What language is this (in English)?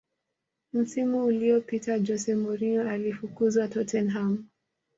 Swahili